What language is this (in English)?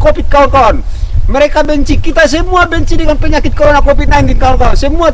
Indonesian